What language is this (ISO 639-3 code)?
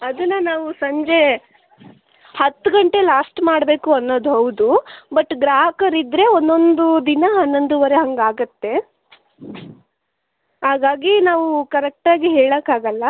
kan